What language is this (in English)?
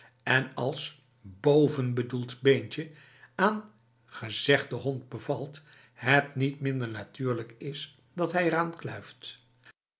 Dutch